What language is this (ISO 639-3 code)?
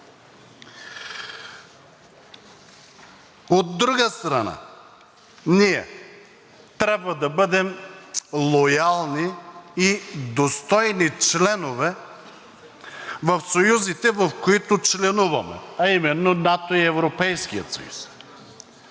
bul